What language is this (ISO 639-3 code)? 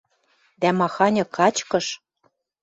mrj